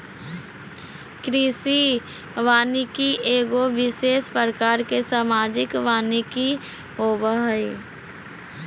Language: Magahi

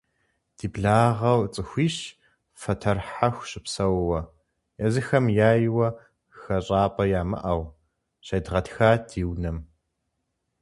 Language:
Kabardian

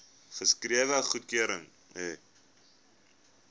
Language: Afrikaans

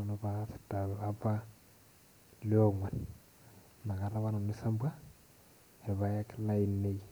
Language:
Masai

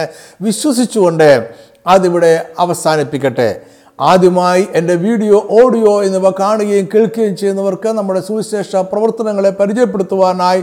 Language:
Malayalam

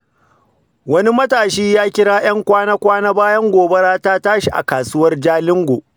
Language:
Hausa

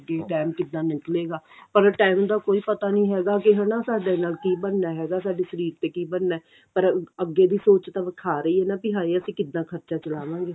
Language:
Punjabi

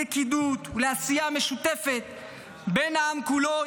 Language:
Hebrew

